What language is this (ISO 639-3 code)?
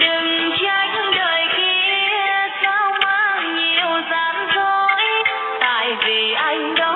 vie